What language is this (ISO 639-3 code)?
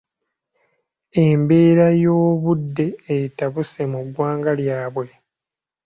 lug